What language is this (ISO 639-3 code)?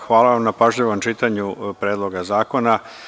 srp